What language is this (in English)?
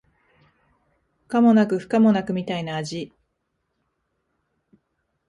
Japanese